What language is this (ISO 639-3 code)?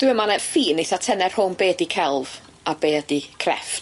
cym